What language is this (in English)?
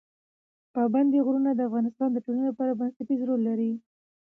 Pashto